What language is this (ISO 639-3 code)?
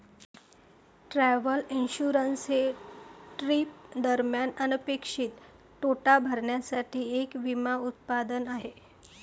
mar